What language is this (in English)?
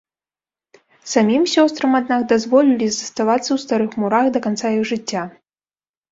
Belarusian